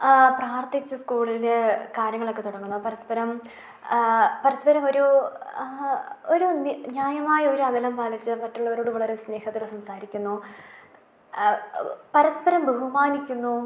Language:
Malayalam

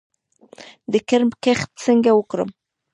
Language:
Pashto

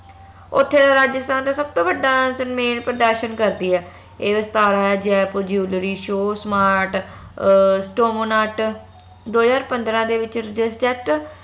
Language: Punjabi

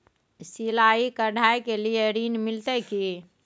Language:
Maithili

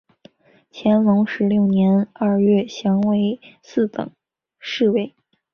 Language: Chinese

